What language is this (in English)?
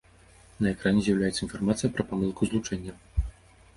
Belarusian